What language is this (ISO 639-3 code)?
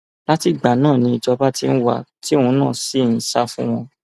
yor